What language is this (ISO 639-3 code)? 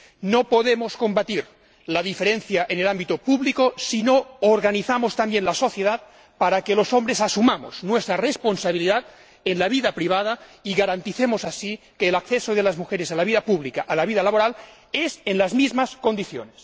spa